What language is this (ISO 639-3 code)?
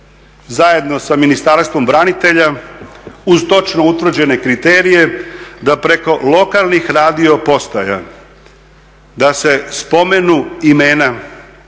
hrv